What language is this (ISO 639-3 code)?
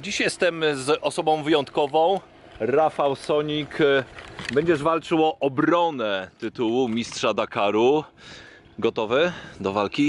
pol